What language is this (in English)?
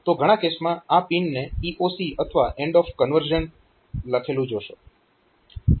Gujarati